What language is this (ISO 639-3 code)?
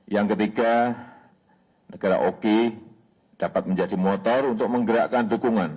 ind